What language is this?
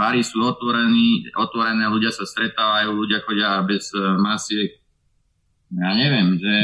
Slovak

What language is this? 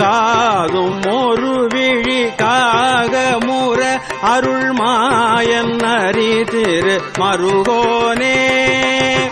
Tamil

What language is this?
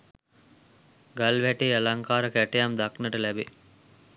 Sinhala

